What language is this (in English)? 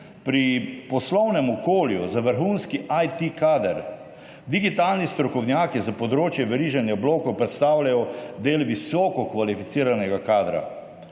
Slovenian